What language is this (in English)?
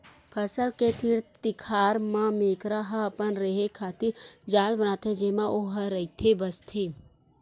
Chhattisgarhi